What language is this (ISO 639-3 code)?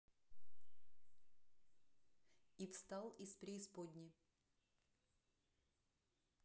rus